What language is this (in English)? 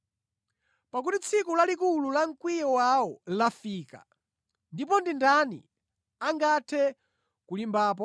Nyanja